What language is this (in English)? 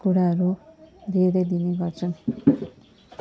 Nepali